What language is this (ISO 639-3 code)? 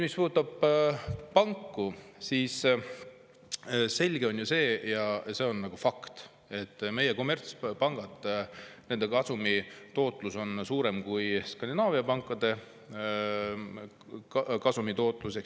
est